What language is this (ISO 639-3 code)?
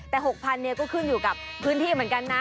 tha